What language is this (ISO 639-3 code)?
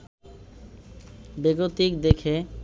ben